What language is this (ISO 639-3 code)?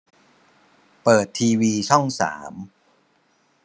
tha